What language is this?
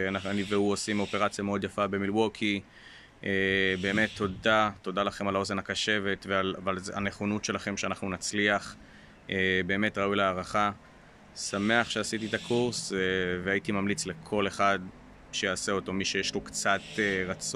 Hebrew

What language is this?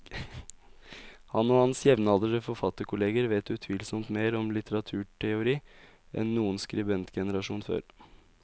Norwegian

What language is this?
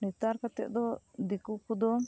Santali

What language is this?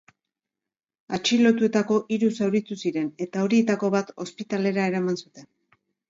Basque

